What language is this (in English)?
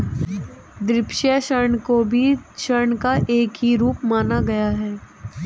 Hindi